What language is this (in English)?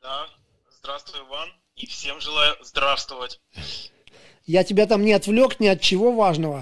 Russian